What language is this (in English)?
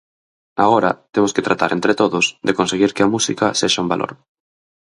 Galician